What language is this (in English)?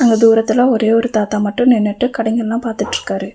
Tamil